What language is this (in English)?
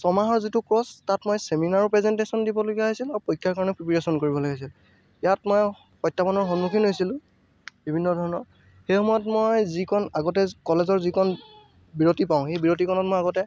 Assamese